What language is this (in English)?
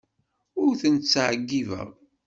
Kabyle